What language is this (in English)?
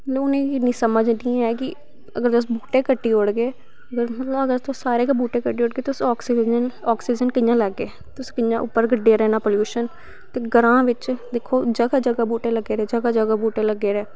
Dogri